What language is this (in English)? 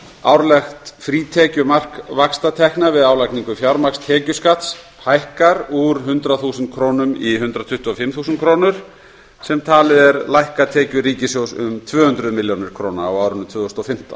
Icelandic